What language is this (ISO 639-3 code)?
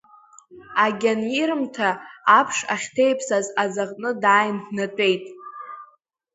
abk